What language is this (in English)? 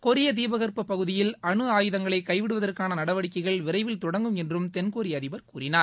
Tamil